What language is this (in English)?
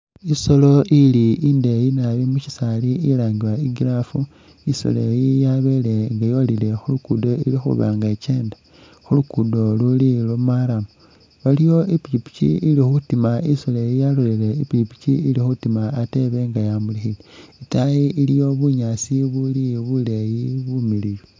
Masaaba